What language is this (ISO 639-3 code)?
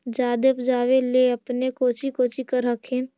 mag